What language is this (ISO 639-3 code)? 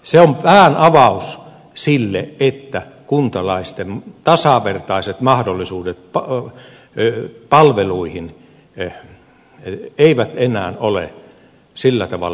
fin